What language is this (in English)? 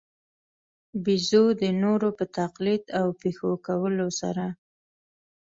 Pashto